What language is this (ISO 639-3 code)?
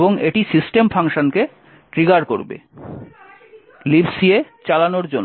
ben